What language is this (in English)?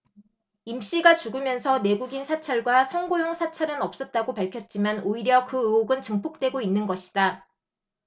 Korean